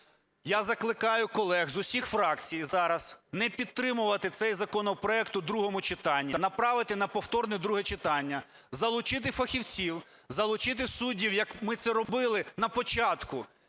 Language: Ukrainian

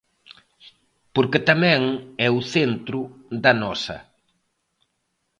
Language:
Galician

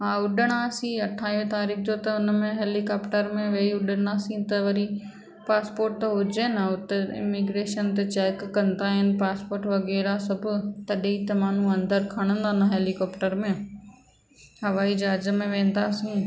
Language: Sindhi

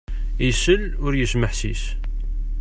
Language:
Kabyle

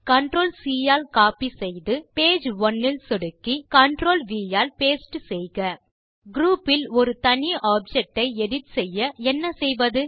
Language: Tamil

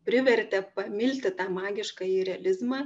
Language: Lithuanian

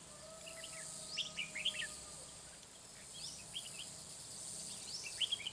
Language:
Vietnamese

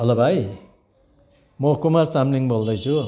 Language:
Nepali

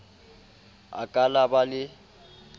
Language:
Southern Sotho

